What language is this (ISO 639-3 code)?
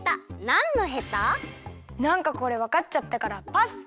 jpn